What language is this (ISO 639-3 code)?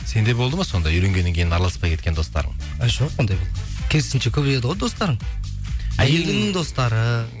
kaz